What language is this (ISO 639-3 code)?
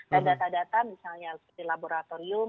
ind